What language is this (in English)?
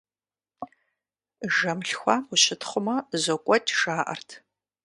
Kabardian